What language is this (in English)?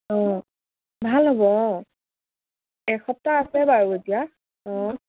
Assamese